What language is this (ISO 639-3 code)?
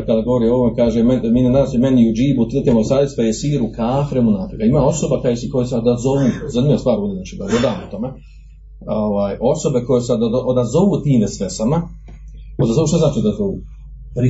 hrv